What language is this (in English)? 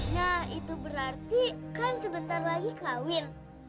Indonesian